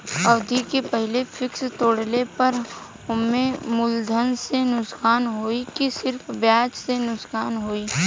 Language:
Bhojpuri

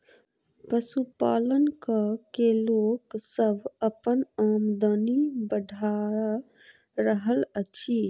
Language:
Maithili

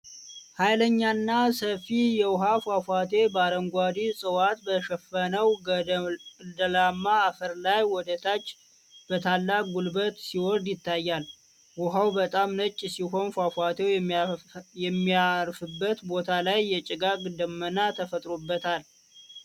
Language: Amharic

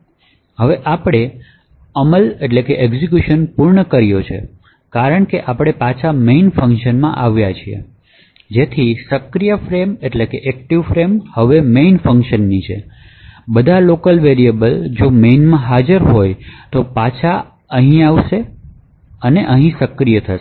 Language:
Gujarati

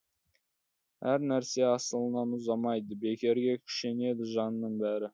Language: Kazakh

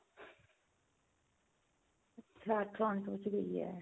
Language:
Punjabi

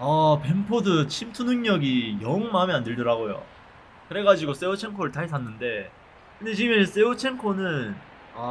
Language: Korean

